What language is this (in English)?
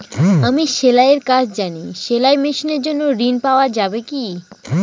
Bangla